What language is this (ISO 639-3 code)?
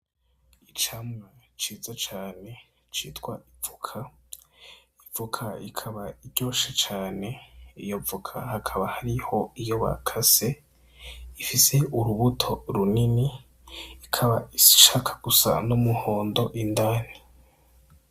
run